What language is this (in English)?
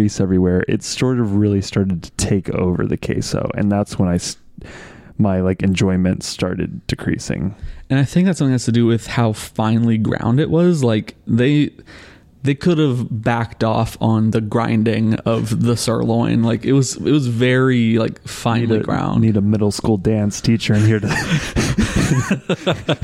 English